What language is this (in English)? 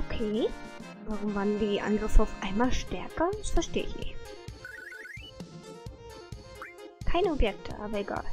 German